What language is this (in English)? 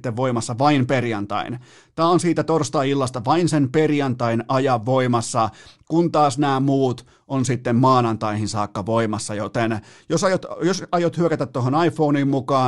Finnish